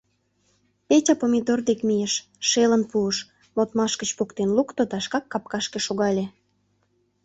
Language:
Mari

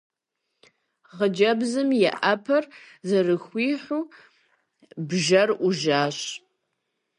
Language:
Kabardian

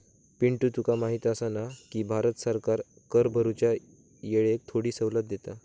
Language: Marathi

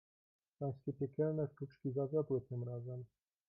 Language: Polish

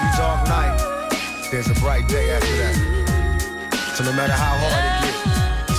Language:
Danish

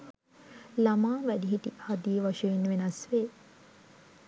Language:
Sinhala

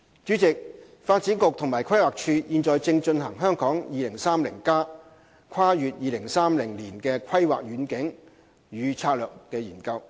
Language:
Cantonese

